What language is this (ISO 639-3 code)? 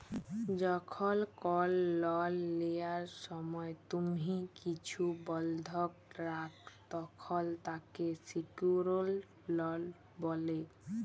ben